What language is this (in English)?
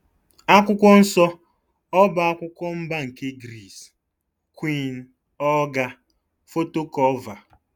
Igbo